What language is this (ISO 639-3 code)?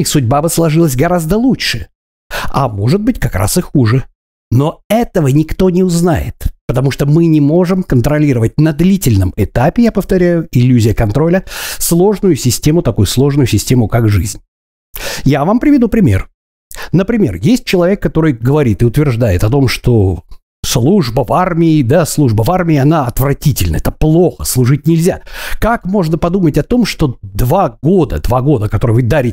rus